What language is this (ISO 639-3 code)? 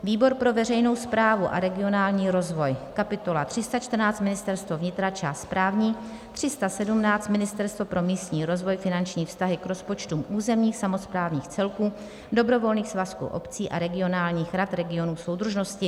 ces